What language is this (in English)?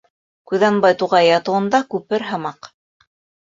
Bashkir